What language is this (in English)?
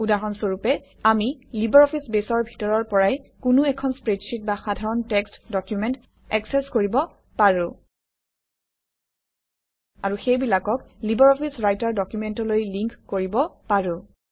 Assamese